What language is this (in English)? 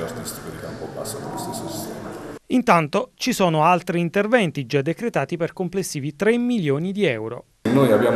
Italian